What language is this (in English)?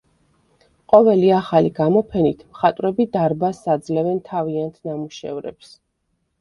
Georgian